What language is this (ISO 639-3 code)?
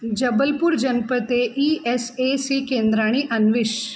san